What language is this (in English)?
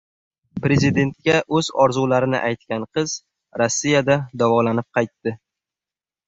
Uzbek